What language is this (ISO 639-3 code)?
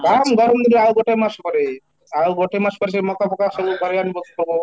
ori